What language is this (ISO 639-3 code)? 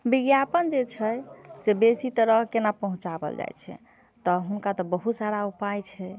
mai